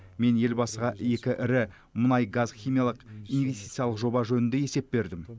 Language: Kazakh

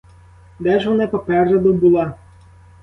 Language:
Ukrainian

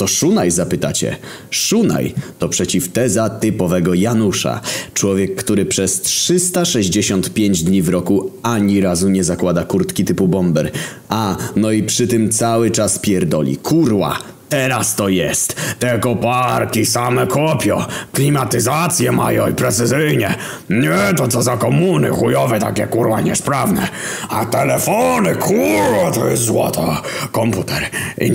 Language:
Polish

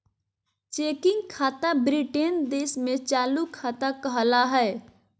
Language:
Magahi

